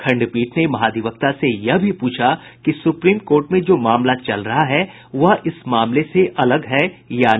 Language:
Hindi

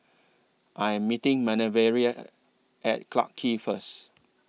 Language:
English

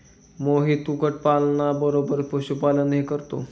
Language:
Marathi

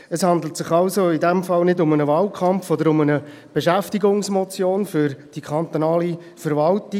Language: Swiss German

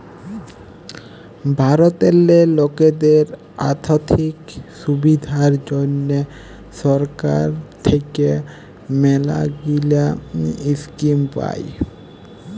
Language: Bangla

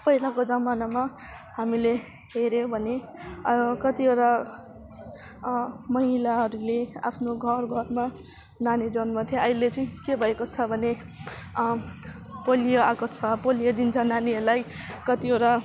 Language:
Nepali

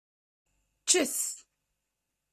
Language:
Kabyle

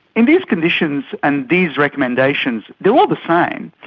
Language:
English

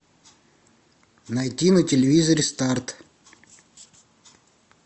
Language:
Russian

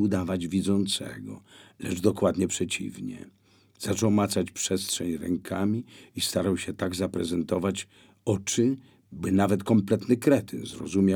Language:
Polish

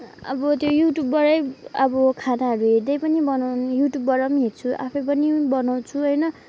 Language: Nepali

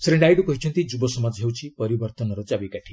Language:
Odia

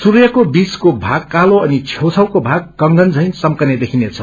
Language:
Nepali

